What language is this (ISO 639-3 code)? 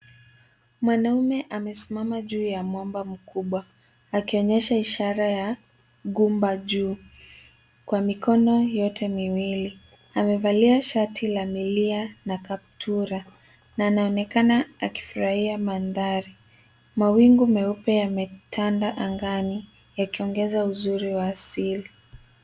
swa